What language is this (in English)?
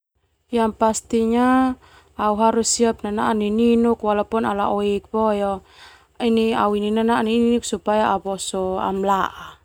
Termanu